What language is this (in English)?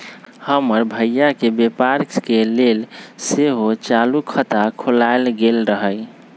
Magahi